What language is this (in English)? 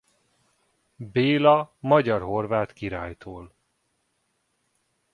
Hungarian